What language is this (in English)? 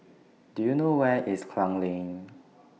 English